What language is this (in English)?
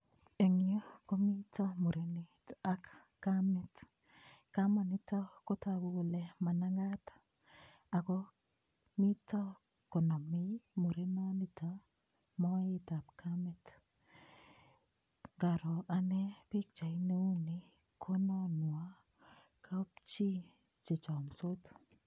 Kalenjin